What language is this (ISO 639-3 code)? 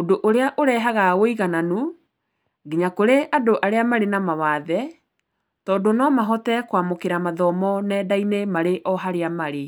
kik